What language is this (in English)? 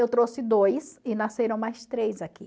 Portuguese